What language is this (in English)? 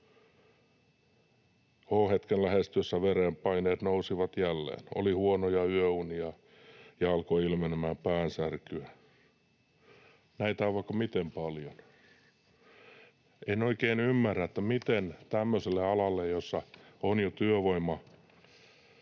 Finnish